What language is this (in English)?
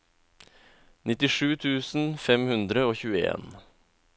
Norwegian